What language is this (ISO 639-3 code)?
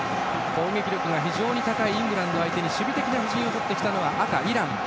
jpn